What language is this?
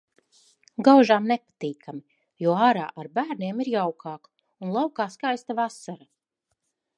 Latvian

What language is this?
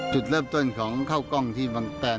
Thai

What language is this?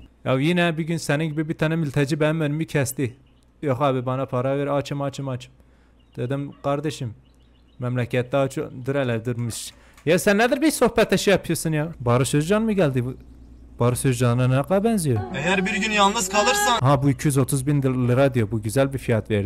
Turkish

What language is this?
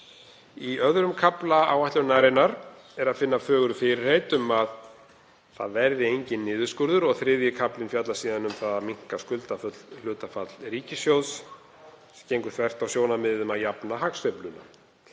Icelandic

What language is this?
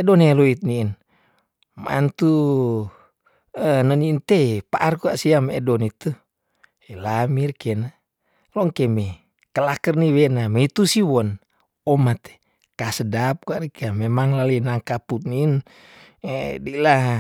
Tondano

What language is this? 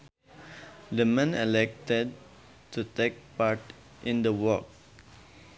Sundanese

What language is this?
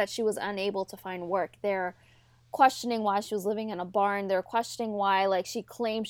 English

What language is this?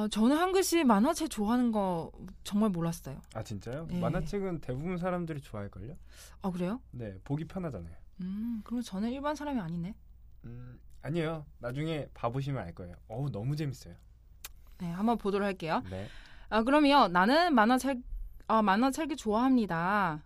Korean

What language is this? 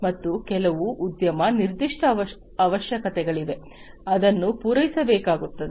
Kannada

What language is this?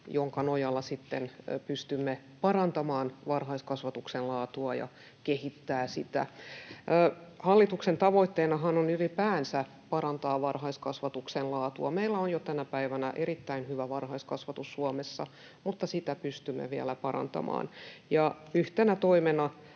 Finnish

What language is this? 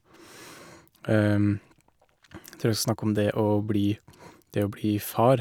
Norwegian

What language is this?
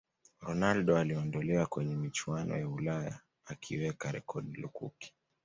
Swahili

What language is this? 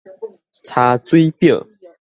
Min Nan Chinese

